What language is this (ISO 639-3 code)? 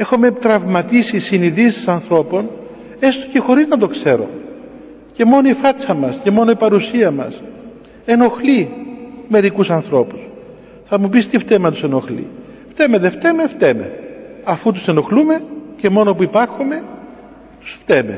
ell